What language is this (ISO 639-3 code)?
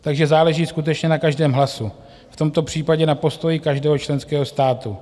ces